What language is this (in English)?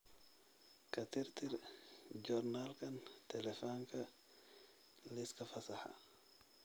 Somali